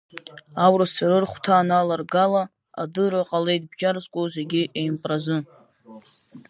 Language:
Abkhazian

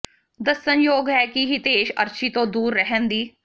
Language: Punjabi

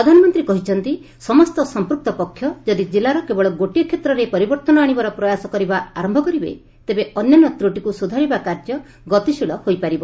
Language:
Odia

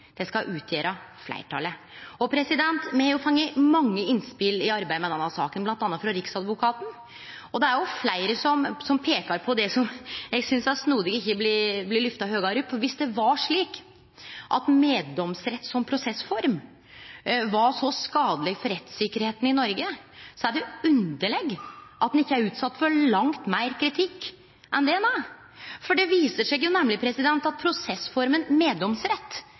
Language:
Norwegian Nynorsk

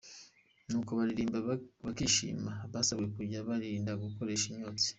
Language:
Kinyarwanda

